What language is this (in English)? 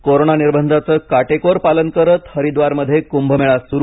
Marathi